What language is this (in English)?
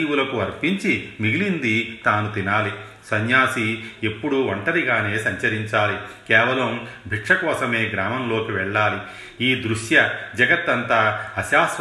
Telugu